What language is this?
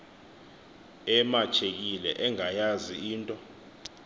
Xhosa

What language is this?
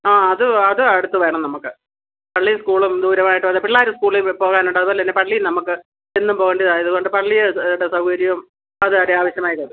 Malayalam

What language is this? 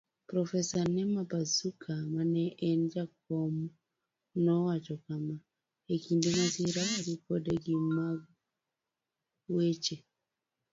Luo (Kenya and Tanzania)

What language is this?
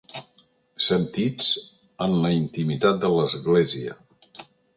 Catalan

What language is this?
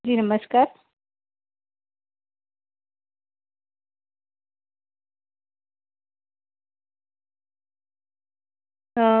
Gujarati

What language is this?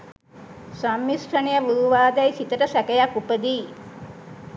Sinhala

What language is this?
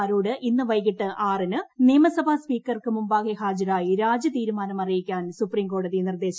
Malayalam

